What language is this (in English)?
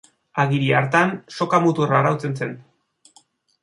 Basque